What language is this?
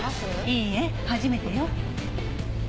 Japanese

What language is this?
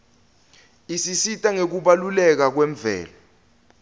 Swati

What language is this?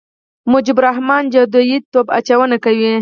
Pashto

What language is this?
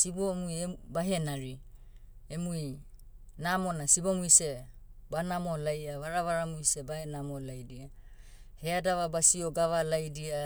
Motu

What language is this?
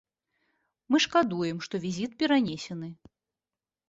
Belarusian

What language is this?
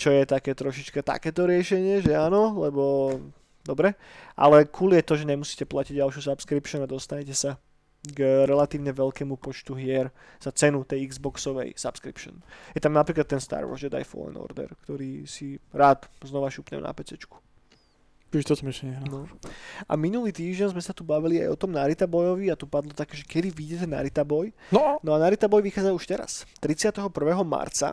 Slovak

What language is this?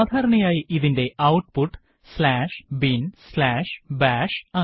Malayalam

